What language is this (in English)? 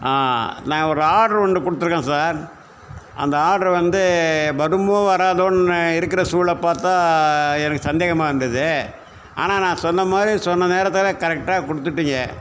Tamil